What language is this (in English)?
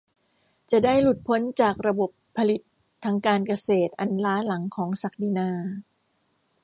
Thai